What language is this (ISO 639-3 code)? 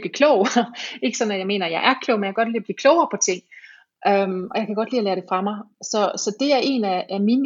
dan